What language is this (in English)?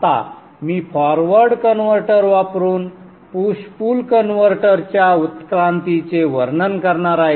Marathi